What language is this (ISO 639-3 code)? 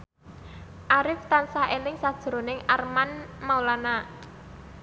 jav